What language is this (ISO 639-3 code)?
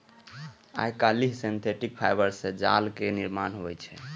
mai